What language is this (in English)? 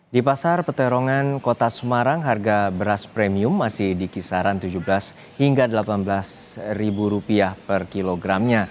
Indonesian